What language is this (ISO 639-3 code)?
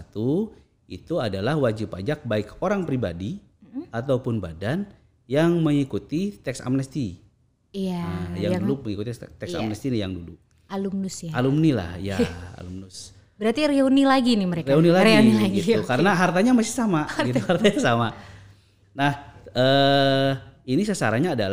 ind